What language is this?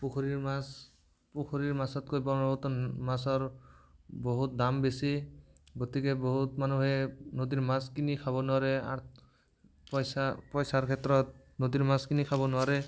Assamese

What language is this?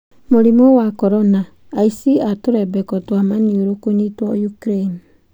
Kikuyu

